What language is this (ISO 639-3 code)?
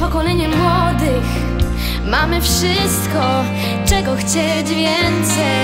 pol